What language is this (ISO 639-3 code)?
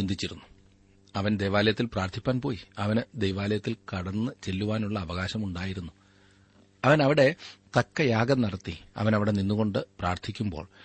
mal